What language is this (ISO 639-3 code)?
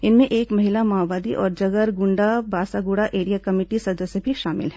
hin